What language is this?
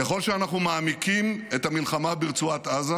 Hebrew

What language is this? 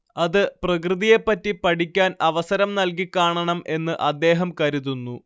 Malayalam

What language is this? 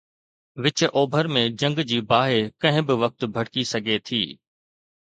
Sindhi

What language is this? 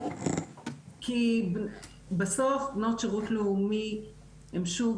Hebrew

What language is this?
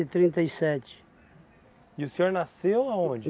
Portuguese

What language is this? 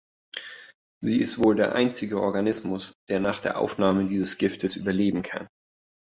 German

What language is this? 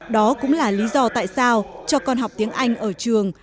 Vietnamese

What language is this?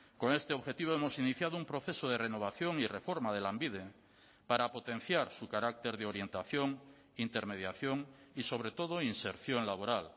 Spanish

